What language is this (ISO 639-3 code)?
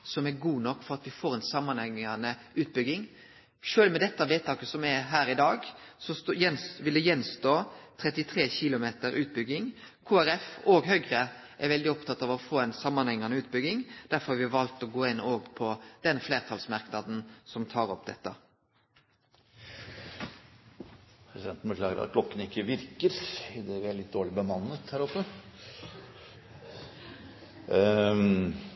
nor